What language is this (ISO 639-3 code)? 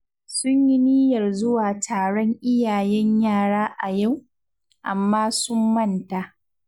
hau